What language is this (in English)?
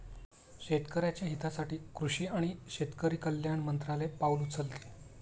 Marathi